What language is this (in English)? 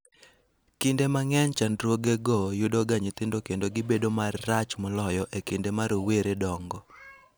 Luo (Kenya and Tanzania)